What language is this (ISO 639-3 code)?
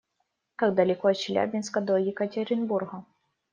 rus